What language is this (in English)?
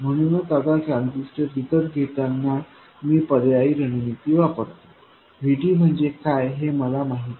Marathi